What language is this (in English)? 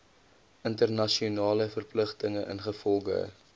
Afrikaans